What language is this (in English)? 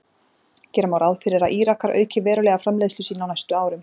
Icelandic